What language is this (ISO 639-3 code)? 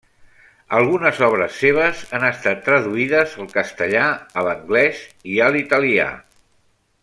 cat